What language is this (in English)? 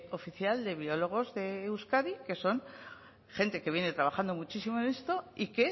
Spanish